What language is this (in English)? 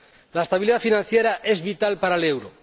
Spanish